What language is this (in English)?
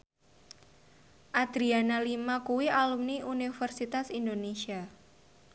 Javanese